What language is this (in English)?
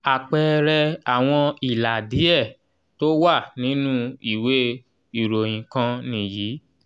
Yoruba